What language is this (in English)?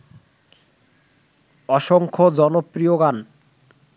Bangla